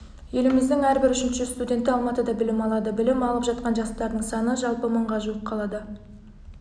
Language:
Kazakh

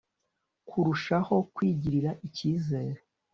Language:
Kinyarwanda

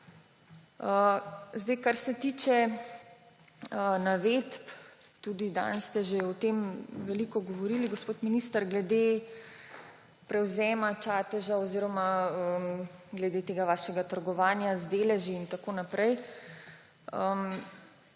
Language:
Slovenian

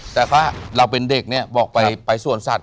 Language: Thai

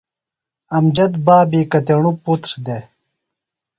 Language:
Phalura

